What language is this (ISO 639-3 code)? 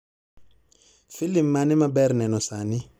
luo